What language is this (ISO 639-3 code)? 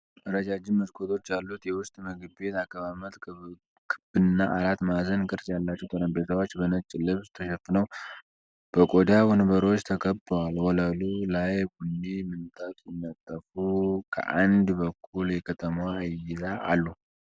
amh